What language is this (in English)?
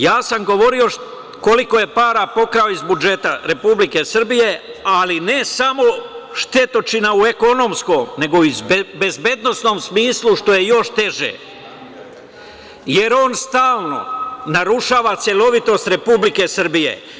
Serbian